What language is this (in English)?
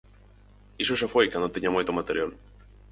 Galician